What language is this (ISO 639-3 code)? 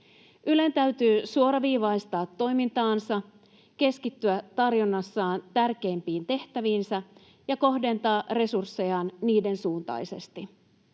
fin